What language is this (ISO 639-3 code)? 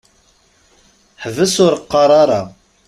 kab